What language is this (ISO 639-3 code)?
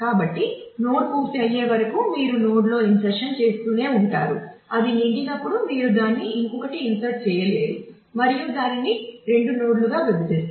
tel